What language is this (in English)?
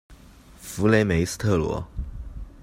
Chinese